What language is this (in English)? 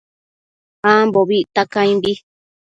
Matsés